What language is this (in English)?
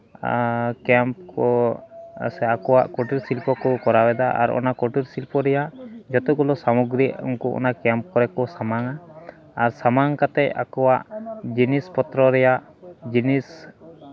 Santali